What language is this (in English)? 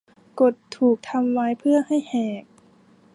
Thai